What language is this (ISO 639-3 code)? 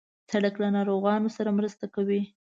pus